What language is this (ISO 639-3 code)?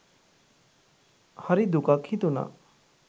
sin